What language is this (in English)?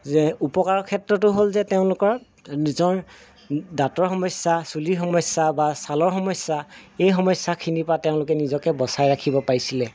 Assamese